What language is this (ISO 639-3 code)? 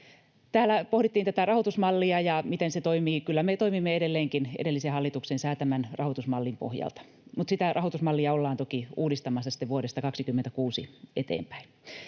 fin